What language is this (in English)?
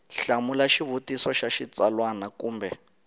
Tsonga